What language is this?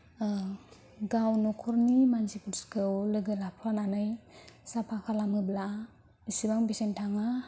Bodo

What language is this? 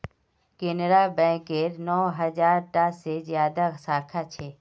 Magahi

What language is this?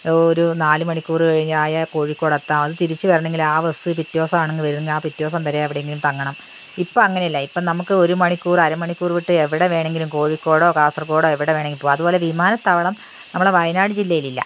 Malayalam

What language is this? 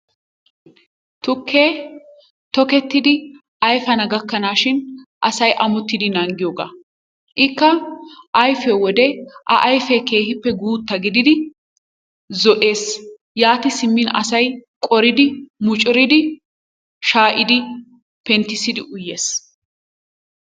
Wolaytta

